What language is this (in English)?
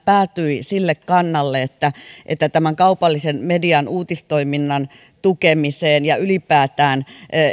Finnish